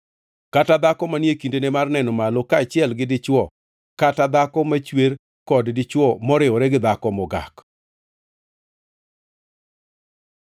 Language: Luo (Kenya and Tanzania)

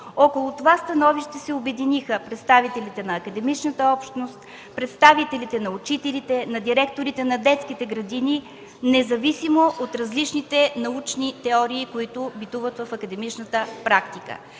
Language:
Bulgarian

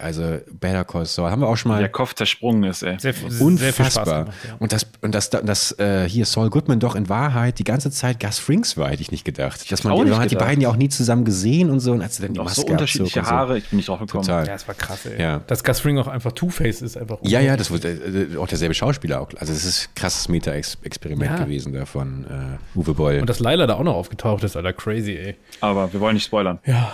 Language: German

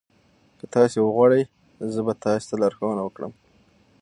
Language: Pashto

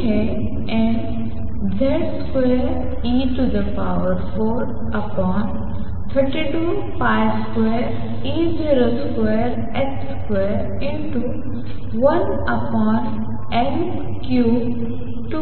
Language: Marathi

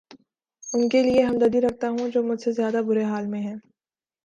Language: Urdu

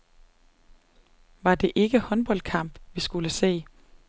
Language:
Danish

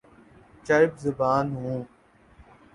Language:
Urdu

